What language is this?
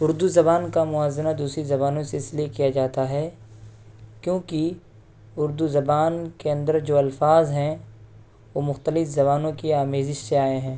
Urdu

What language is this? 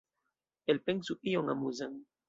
Esperanto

